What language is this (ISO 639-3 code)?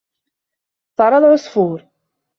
ara